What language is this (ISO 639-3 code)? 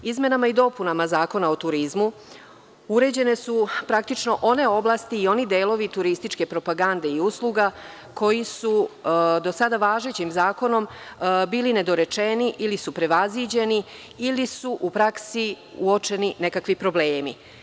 srp